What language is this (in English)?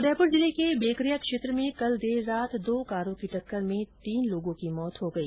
Hindi